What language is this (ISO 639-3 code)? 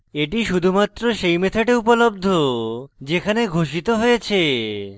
ben